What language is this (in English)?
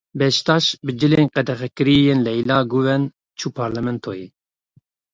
Kurdish